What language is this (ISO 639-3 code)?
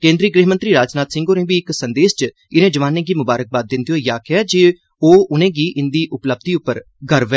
doi